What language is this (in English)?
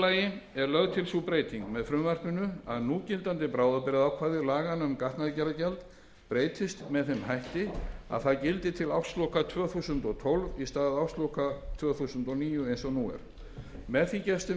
Icelandic